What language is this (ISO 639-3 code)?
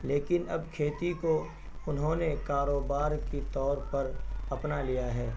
urd